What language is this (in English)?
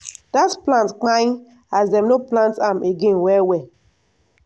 Nigerian Pidgin